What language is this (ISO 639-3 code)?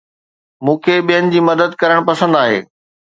snd